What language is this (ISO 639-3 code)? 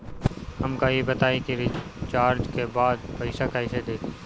bho